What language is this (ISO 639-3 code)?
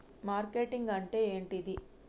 tel